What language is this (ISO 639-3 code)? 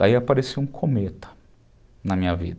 por